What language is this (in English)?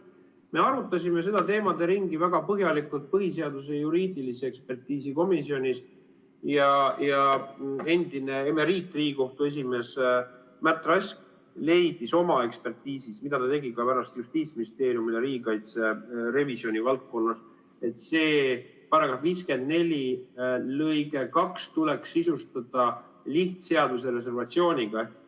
Estonian